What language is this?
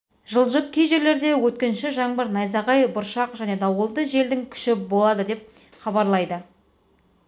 Kazakh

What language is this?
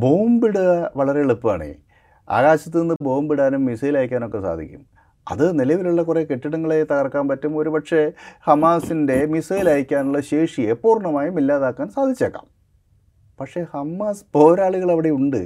Malayalam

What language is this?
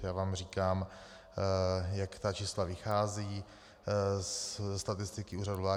Czech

